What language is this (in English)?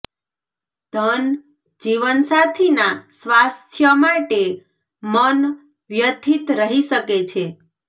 Gujarati